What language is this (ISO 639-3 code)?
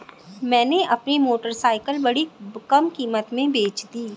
hin